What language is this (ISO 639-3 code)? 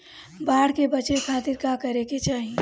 bho